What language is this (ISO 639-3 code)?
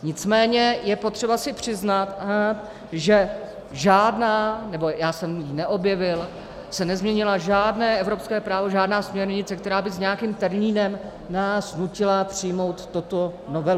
ces